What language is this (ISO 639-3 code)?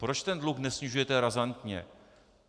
ces